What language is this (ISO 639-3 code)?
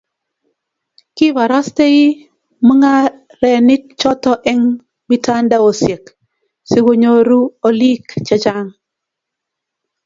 kln